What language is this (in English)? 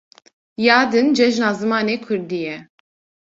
Kurdish